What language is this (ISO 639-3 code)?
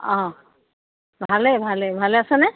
asm